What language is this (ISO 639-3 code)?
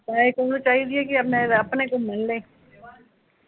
pan